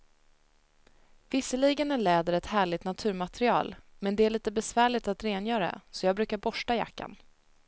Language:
Swedish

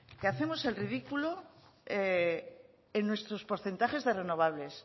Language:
Spanish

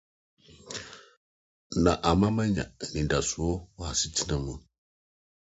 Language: Akan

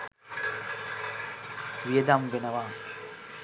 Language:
Sinhala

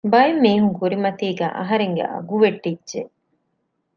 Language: Divehi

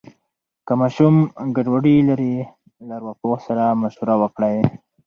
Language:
Pashto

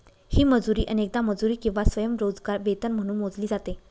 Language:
Marathi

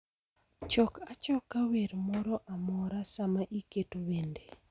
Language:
Luo (Kenya and Tanzania)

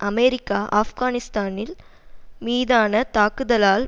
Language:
Tamil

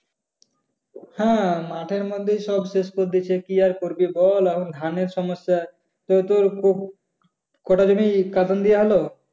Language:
Bangla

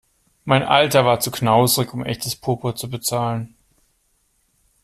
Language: German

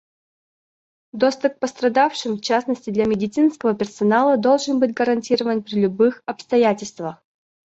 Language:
Russian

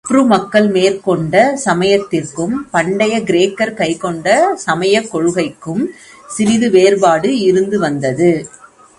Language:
Tamil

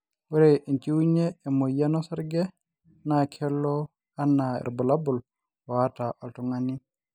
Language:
Masai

